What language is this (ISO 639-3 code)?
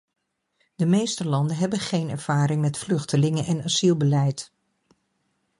nld